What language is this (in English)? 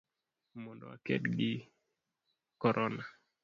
Luo (Kenya and Tanzania)